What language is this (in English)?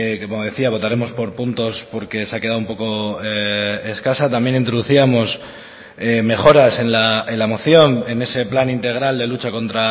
Spanish